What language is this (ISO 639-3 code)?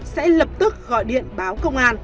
vie